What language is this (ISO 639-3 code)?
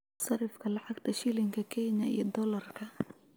som